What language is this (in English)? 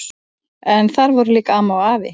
Icelandic